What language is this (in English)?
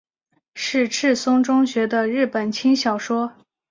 Chinese